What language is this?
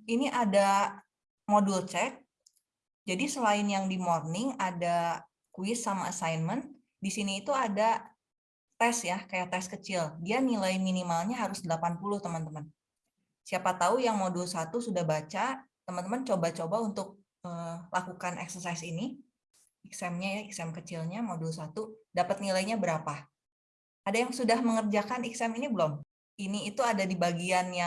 Indonesian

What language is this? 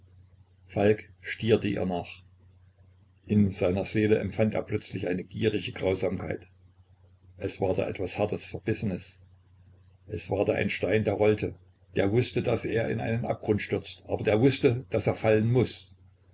German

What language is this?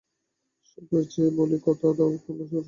Bangla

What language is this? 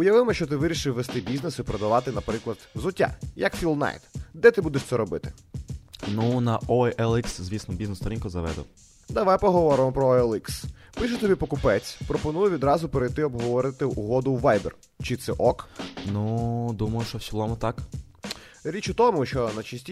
Ukrainian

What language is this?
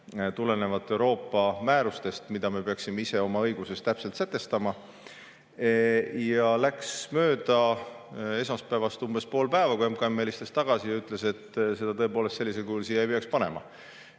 Estonian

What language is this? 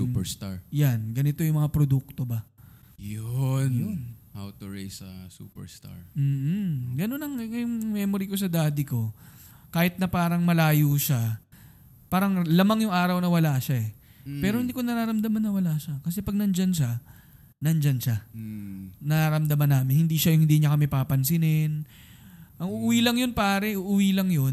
Filipino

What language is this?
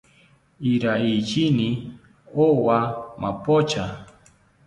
South Ucayali Ashéninka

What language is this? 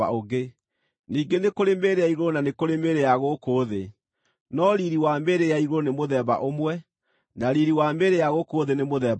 Kikuyu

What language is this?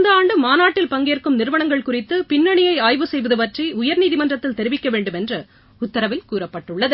Tamil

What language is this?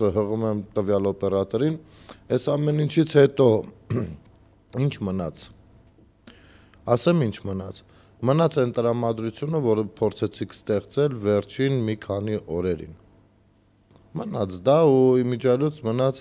Romanian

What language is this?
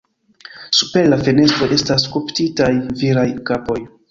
Esperanto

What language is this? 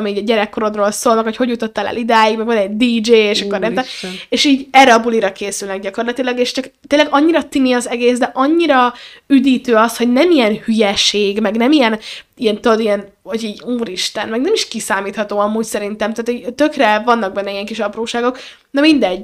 Hungarian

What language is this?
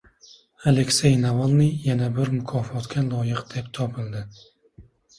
Uzbek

